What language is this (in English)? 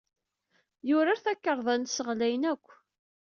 Kabyle